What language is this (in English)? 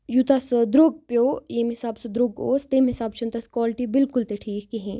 Kashmiri